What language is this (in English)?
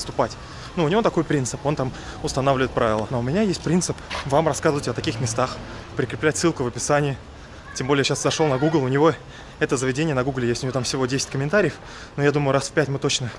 Russian